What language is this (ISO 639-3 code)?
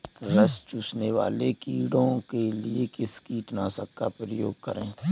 hin